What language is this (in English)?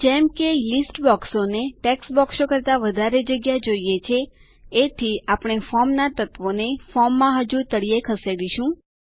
Gujarati